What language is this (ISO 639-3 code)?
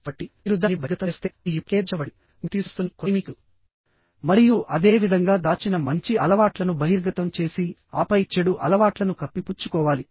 tel